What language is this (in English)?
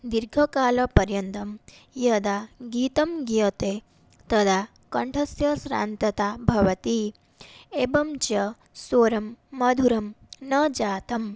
Sanskrit